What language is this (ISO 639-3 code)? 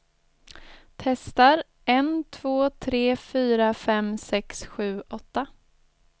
swe